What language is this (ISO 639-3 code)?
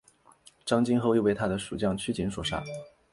zho